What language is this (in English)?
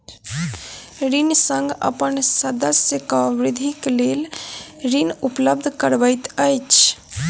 Maithili